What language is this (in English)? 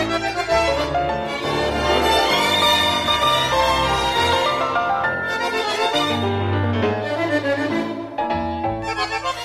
Turkish